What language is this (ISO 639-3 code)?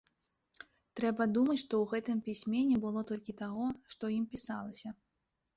bel